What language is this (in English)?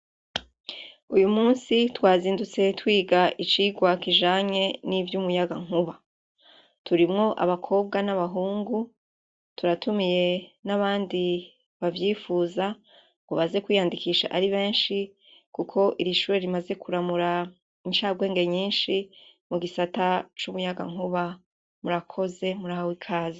Rundi